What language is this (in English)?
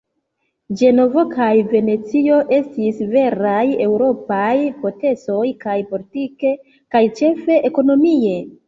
Esperanto